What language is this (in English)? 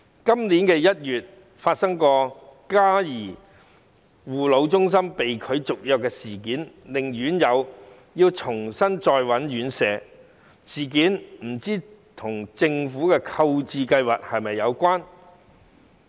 Cantonese